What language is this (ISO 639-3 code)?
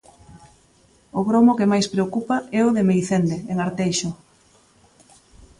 glg